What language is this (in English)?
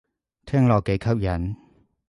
Cantonese